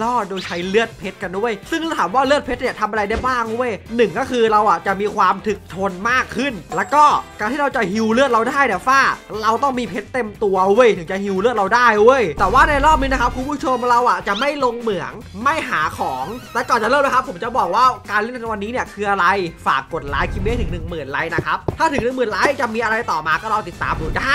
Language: Thai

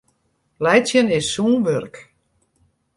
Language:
Western Frisian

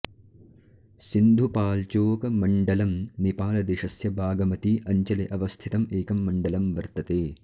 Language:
Sanskrit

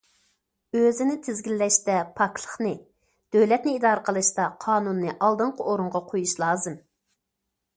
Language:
Uyghur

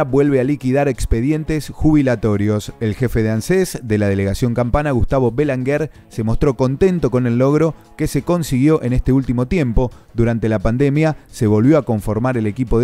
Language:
Spanish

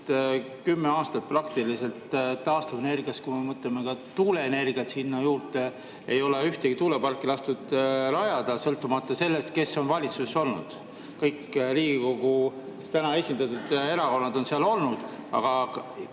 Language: Estonian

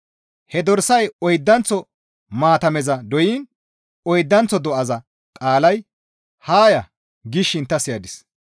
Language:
Gamo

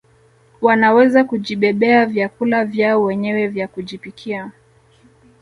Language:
Swahili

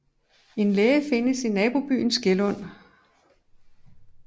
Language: Danish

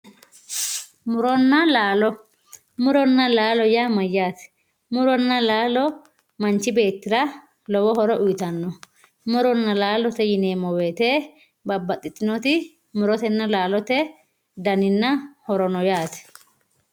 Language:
Sidamo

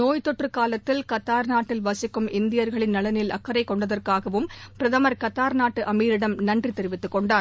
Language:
Tamil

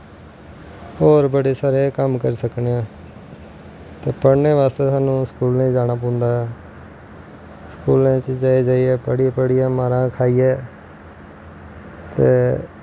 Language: Dogri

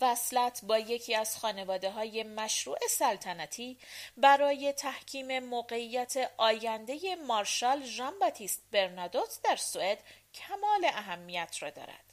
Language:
Persian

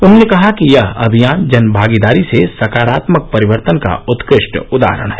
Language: Hindi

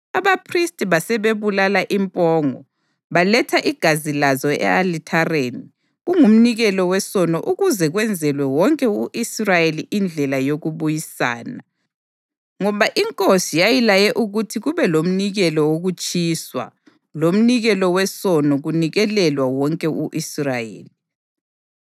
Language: North Ndebele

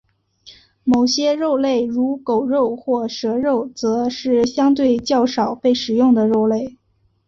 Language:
Chinese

